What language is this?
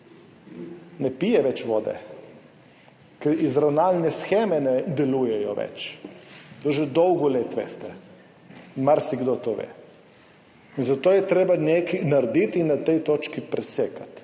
Slovenian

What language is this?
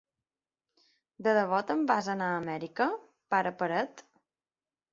Catalan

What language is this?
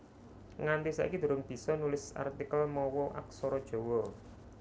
Javanese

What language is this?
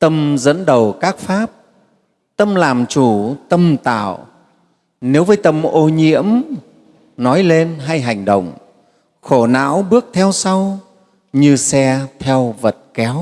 Vietnamese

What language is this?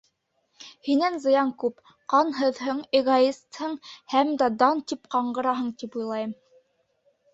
Bashkir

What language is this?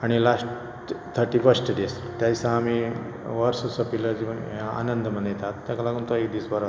Konkani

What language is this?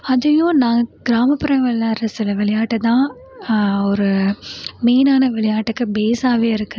Tamil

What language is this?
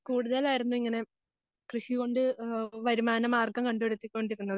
Malayalam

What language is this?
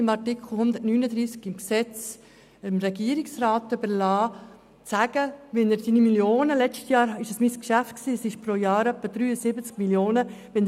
Swiss German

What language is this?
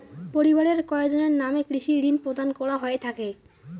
Bangla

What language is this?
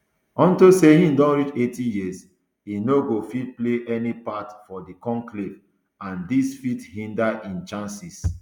Nigerian Pidgin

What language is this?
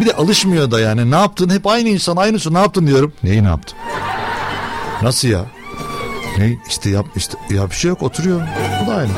Turkish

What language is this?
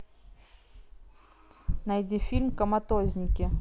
Russian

